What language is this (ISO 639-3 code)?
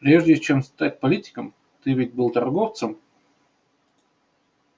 rus